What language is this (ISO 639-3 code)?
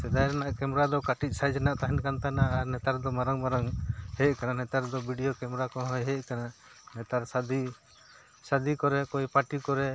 sat